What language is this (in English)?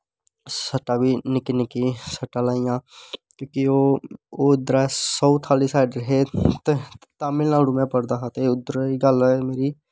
Dogri